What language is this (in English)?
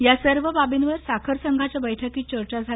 Marathi